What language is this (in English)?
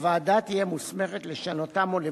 Hebrew